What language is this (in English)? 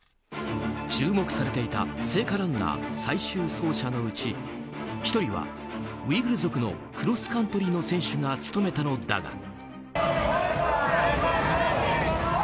Japanese